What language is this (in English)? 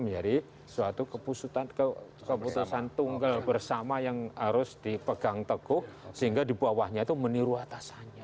Indonesian